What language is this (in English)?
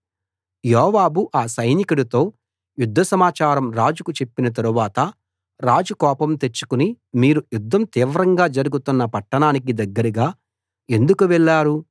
Telugu